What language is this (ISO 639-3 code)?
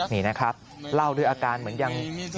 tha